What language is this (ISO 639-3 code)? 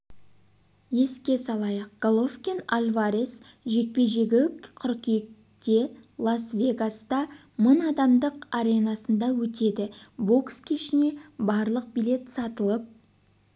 kaz